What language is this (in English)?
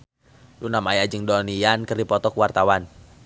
Sundanese